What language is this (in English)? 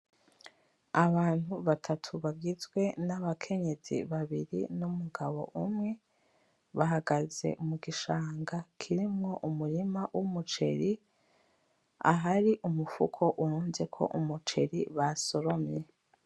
Rundi